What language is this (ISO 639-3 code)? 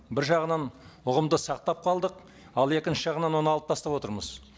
kaz